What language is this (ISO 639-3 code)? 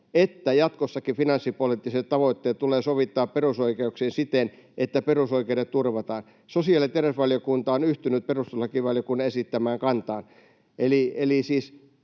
fin